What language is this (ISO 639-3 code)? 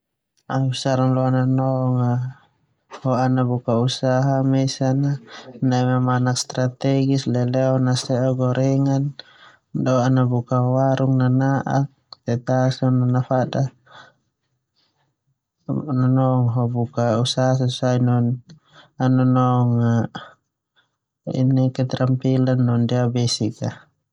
twu